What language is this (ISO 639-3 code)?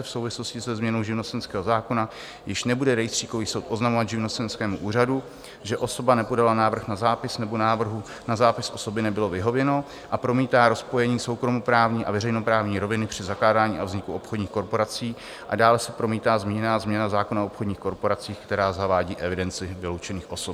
ces